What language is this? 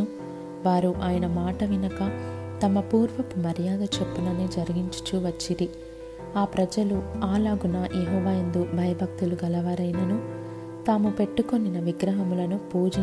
Telugu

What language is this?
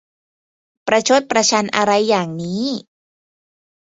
Thai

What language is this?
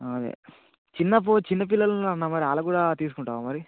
Telugu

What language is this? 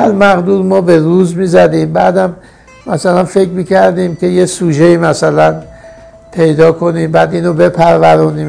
Persian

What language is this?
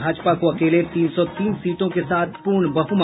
Hindi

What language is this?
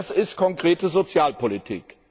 German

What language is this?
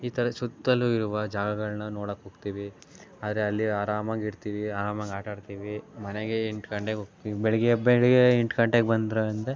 Kannada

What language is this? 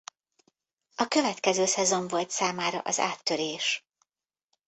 Hungarian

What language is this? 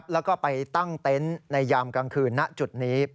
Thai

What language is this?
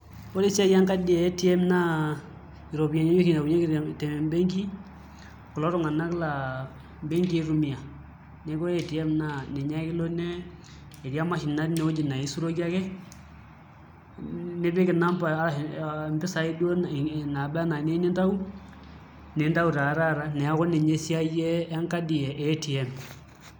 Masai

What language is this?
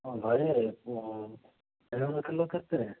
Odia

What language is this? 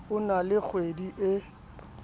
Southern Sotho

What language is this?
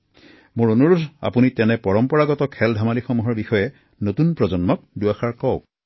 Assamese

